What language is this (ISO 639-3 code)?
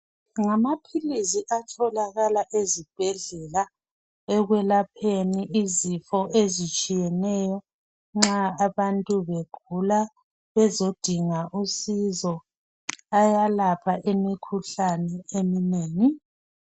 nde